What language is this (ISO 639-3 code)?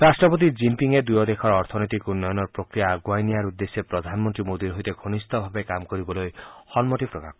asm